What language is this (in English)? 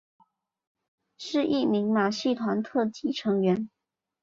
Chinese